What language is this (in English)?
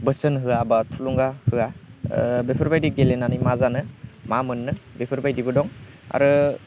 Bodo